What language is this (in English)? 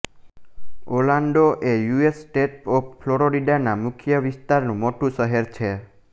Gujarati